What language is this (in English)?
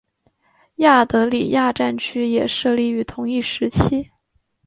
Chinese